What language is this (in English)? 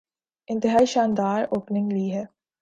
Urdu